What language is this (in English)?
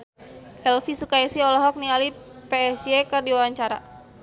Sundanese